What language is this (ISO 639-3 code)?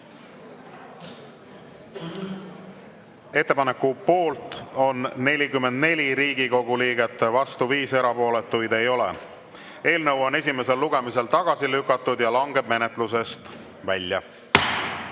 est